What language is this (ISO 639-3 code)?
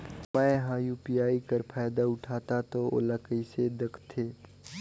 hne